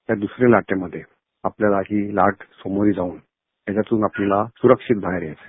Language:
Marathi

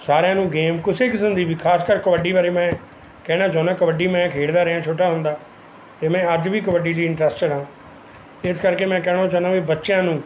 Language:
Punjabi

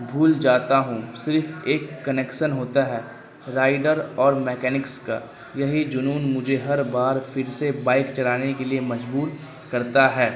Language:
Urdu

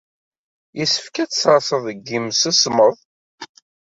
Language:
Kabyle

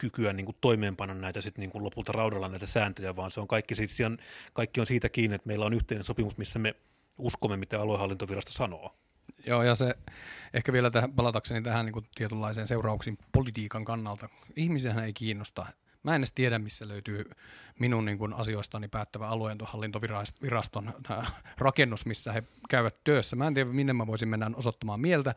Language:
Finnish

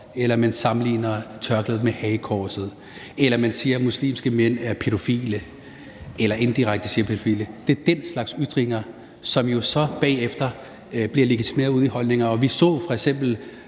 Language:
Danish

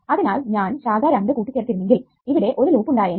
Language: Malayalam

